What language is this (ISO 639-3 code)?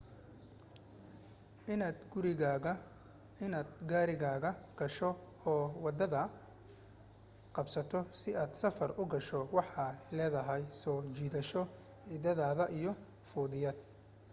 som